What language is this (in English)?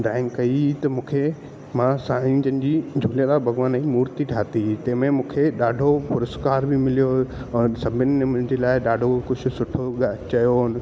Sindhi